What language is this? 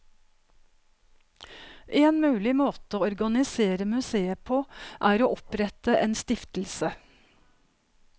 Norwegian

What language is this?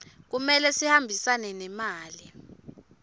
Swati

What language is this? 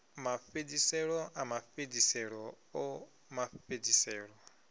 Venda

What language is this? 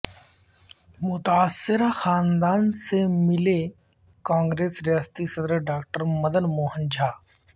Urdu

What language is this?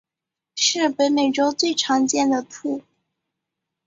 Chinese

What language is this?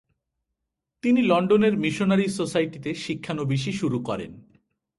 Bangla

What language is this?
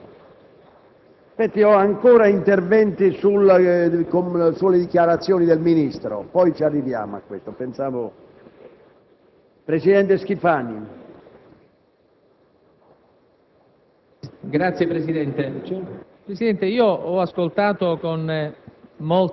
Italian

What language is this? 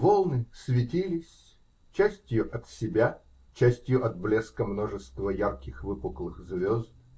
Russian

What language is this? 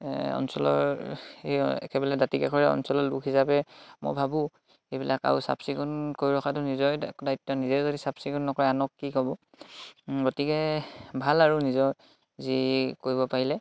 Assamese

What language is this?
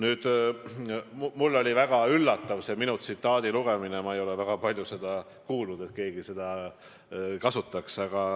Estonian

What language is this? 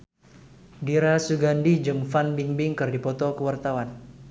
Sundanese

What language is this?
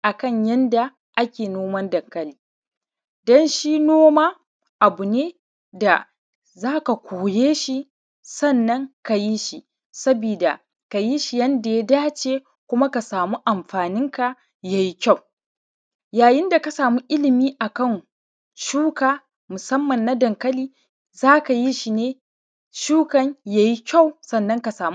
Hausa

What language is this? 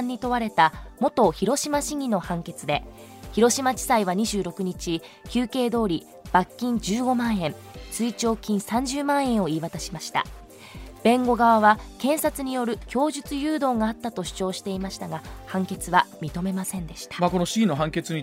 Japanese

